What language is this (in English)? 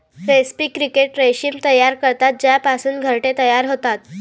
Marathi